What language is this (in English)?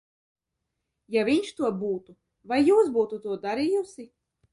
Latvian